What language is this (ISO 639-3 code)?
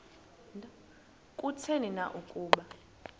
xho